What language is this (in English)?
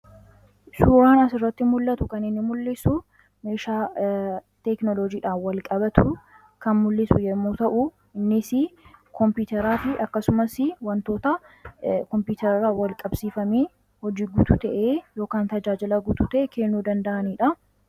Oromo